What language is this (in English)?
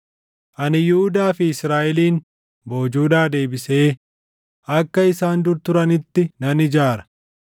Oromo